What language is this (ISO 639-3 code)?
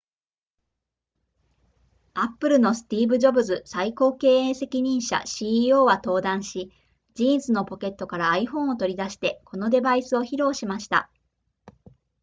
jpn